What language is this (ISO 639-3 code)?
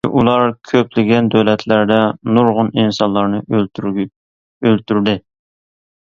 uig